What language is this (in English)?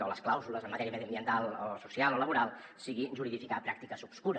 Catalan